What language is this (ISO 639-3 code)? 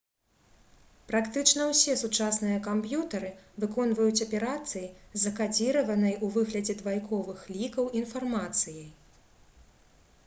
bel